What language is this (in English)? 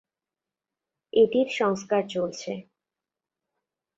Bangla